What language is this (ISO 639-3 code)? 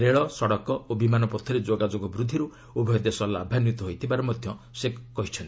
ori